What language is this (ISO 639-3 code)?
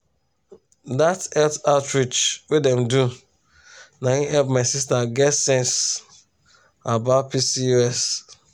pcm